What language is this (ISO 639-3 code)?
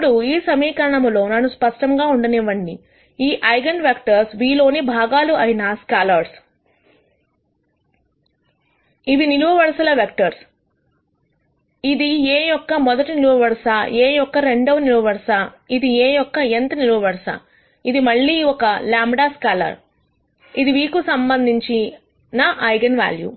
tel